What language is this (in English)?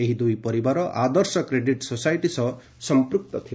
Odia